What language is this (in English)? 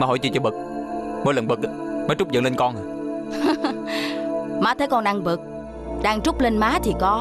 Vietnamese